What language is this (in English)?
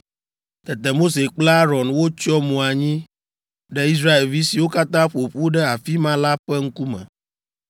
Ewe